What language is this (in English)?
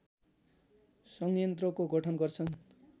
Nepali